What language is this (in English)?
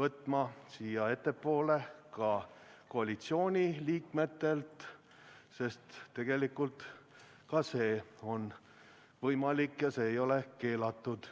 Estonian